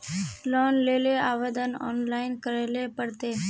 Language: Magahi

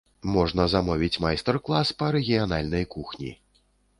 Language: Belarusian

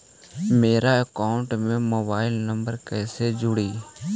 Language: Magahi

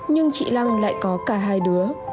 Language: Vietnamese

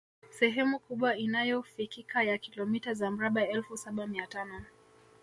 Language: Swahili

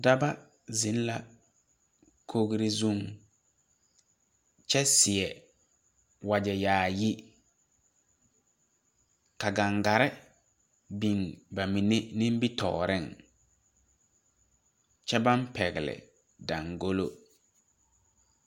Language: Southern Dagaare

